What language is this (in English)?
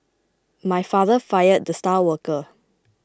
English